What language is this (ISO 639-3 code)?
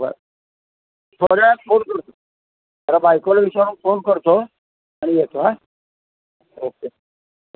mar